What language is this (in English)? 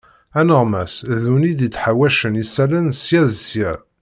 Kabyle